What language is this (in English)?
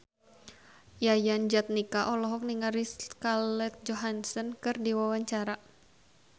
Sundanese